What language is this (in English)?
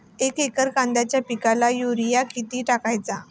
Marathi